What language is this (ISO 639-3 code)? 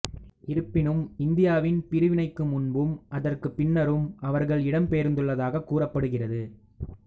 tam